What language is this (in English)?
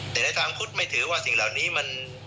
Thai